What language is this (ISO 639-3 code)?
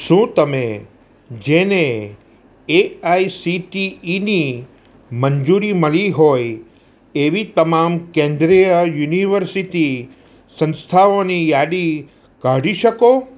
guj